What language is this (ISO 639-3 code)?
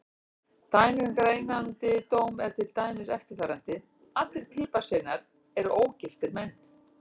isl